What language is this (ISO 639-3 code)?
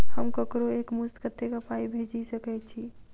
mai